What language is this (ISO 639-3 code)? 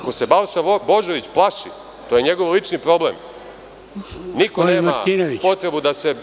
srp